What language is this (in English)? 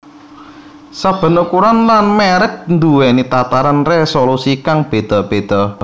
Javanese